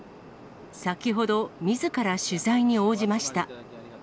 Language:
Japanese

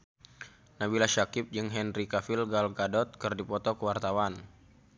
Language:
Sundanese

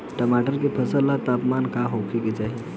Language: Bhojpuri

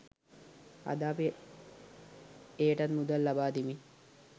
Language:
Sinhala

